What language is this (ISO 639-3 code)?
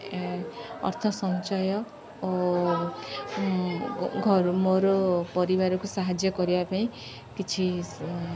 ori